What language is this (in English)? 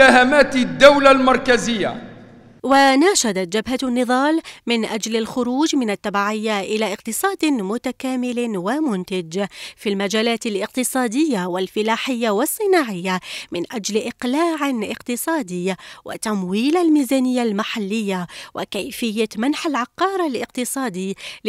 Arabic